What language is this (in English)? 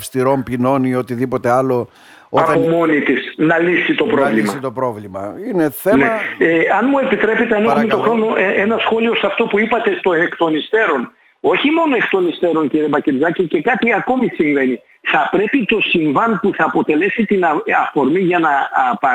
Greek